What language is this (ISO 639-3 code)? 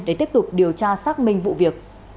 vie